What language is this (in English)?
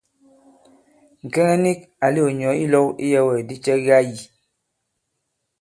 Bankon